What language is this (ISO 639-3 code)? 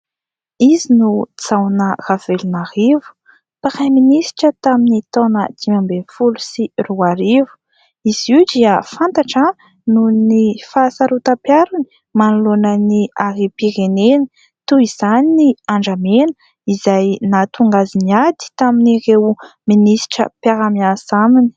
mlg